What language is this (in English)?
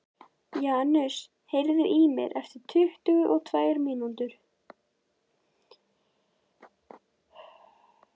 Icelandic